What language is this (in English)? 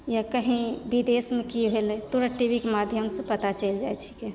Maithili